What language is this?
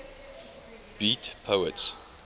English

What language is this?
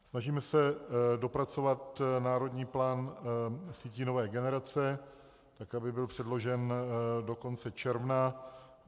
Czech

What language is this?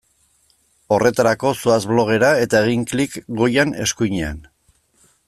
Basque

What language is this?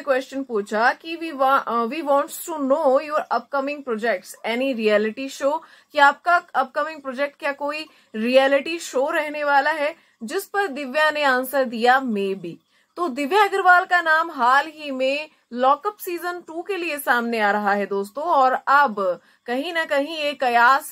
Hindi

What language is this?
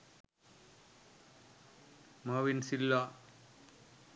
Sinhala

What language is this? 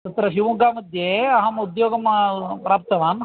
Sanskrit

